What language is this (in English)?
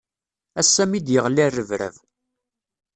Kabyle